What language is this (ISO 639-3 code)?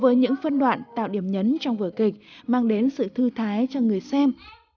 vie